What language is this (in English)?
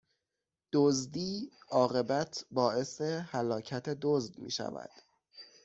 Persian